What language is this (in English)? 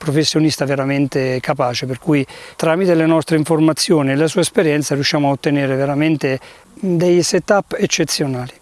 Italian